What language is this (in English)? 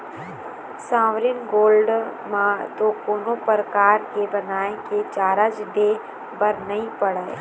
Chhattisgarhi